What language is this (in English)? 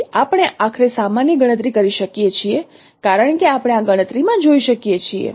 Gujarati